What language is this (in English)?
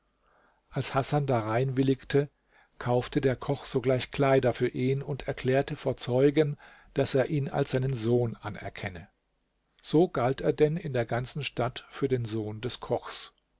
German